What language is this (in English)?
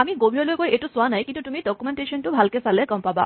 Assamese